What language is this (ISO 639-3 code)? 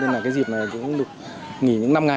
vie